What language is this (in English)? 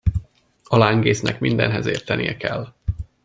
Hungarian